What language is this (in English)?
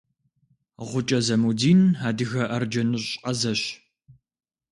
Kabardian